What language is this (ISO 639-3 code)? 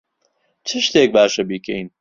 ckb